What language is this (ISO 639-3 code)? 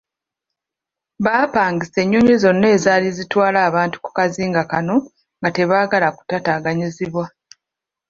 lug